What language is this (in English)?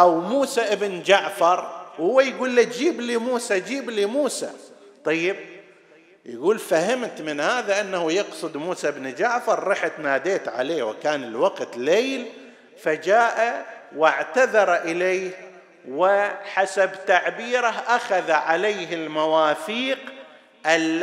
Arabic